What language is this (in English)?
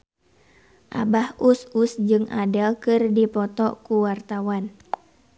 Sundanese